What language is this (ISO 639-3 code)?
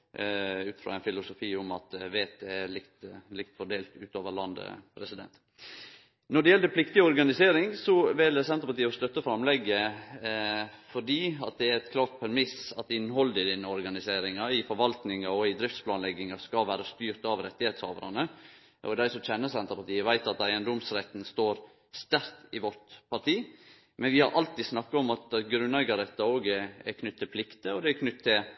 nno